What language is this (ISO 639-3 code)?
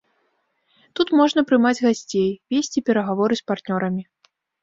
bel